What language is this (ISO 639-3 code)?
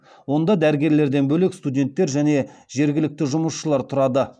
kaz